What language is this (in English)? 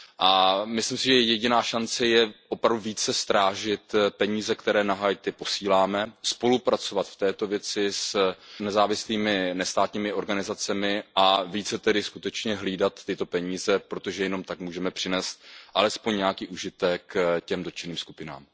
Czech